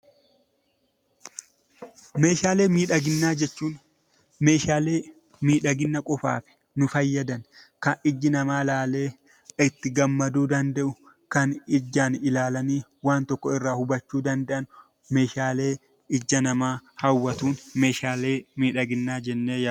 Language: Oromo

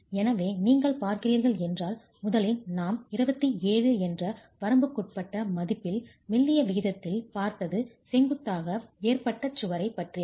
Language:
Tamil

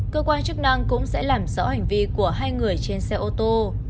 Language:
Vietnamese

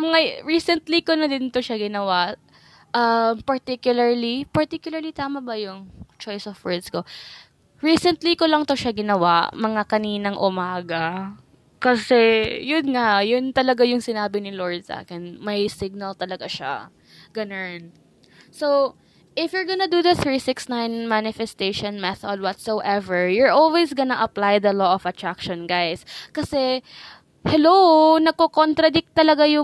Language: Filipino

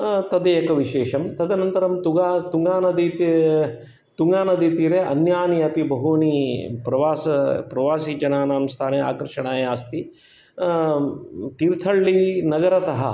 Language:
Sanskrit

